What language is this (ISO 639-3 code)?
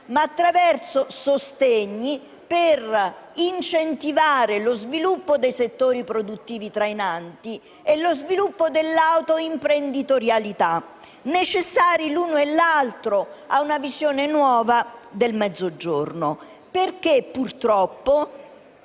ita